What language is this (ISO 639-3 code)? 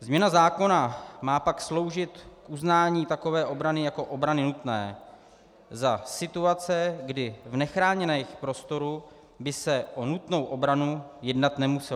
ces